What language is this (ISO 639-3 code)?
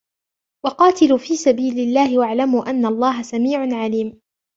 ara